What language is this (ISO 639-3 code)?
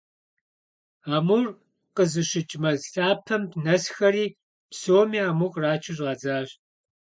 kbd